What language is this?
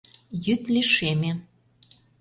Mari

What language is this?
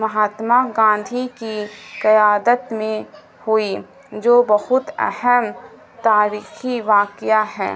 Urdu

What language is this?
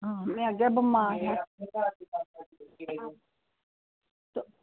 Dogri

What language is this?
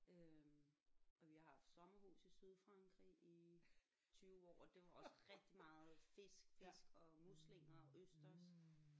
Danish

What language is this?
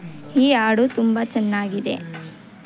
Kannada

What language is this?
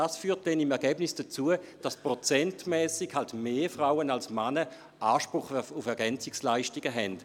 Swiss German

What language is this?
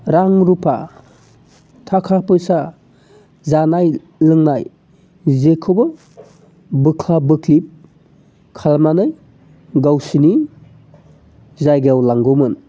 Bodo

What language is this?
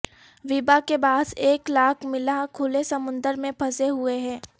Urdu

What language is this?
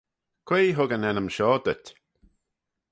Manx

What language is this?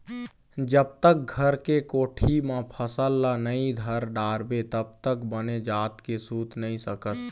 Chhattisgarhi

